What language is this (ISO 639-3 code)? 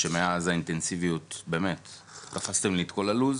heb